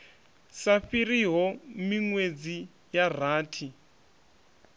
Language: Venda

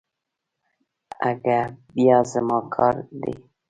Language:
Pashto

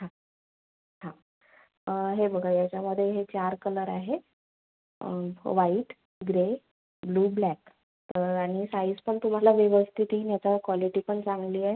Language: Marathi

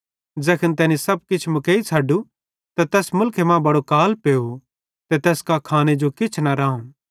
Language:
Bhadrawahi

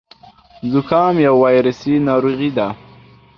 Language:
Pashto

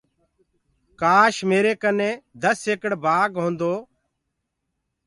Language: Gurgula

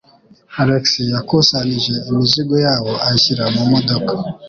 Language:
Kinyarwanda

